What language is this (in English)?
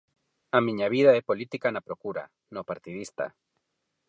Galician